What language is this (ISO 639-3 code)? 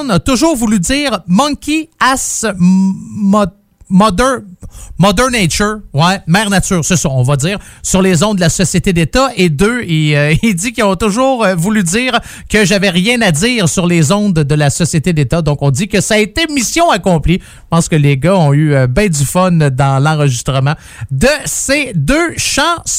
fra